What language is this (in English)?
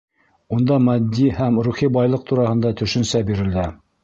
Bashkir